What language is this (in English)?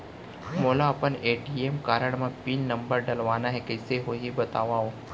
Chhattisgarhi